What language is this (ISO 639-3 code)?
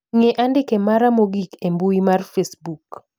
luo